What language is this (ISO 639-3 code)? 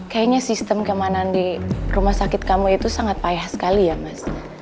ind